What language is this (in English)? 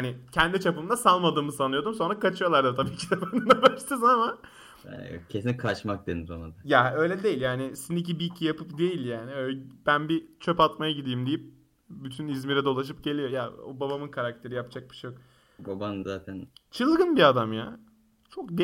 Turkish